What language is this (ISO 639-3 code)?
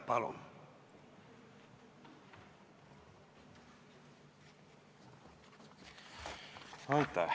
est